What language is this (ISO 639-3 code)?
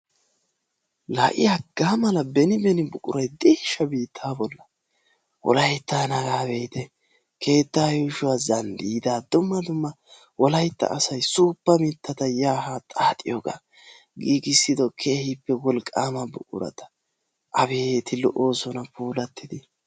wal